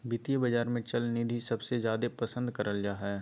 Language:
Magahi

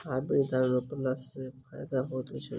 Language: Maithili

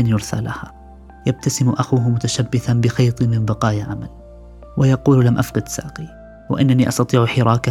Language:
Arabic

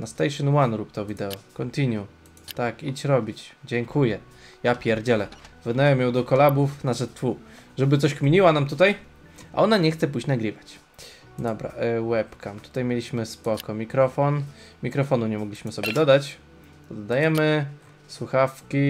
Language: Polish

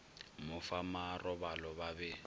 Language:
Northern Sotho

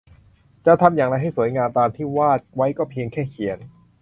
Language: Thai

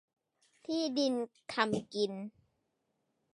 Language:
Thai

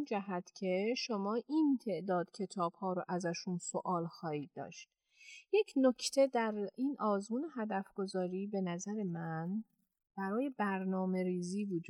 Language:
Persian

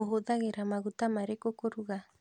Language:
Kikuyu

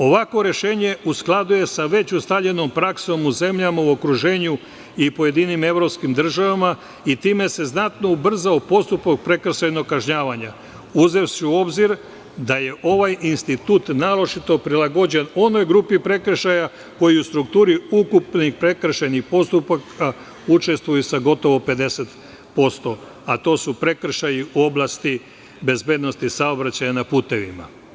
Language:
Serbian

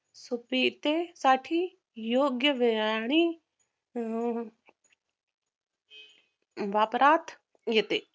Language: Marathi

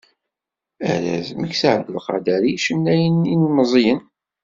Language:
Kabyle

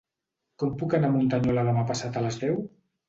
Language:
Catalan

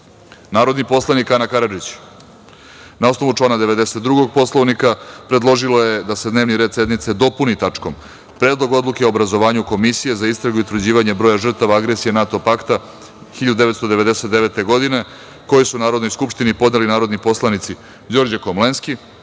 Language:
Serbian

